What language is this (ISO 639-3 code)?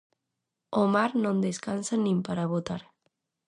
glg